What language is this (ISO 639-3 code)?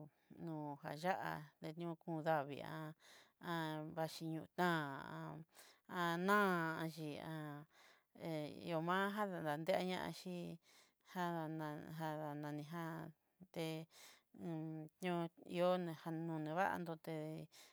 mxy